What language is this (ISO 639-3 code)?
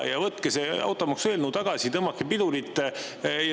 est